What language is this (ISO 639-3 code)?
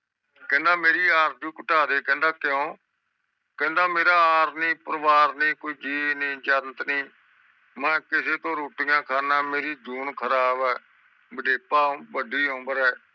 pan